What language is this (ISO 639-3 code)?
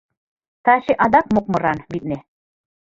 chm